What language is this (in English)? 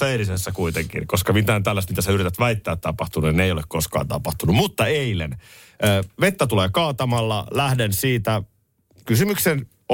Finnish